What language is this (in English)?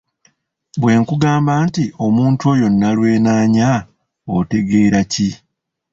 Ganda